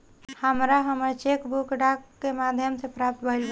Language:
Bhojpuri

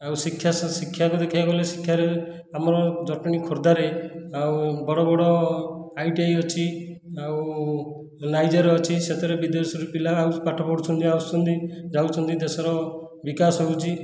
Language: Odia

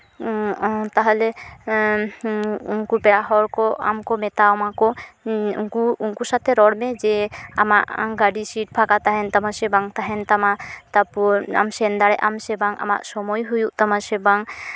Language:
Santali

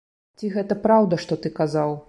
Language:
Belarusian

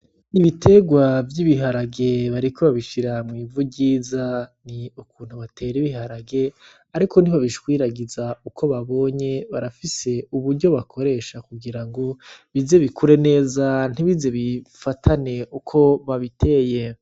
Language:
Rundi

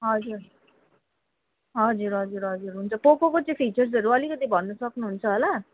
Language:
Nepali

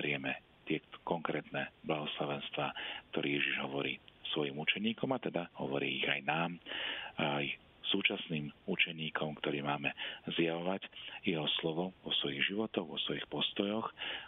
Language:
Slovak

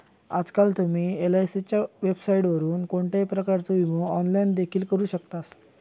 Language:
Marathi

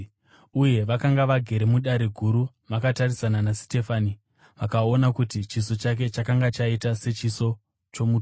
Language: Shona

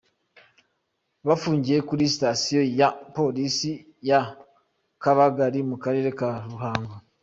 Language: Kinyarwanda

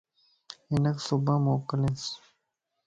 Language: Lasi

